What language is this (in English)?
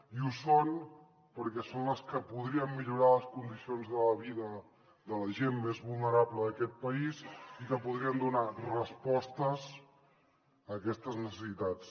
Catalan